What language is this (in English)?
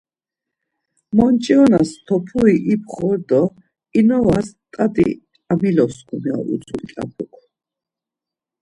Laz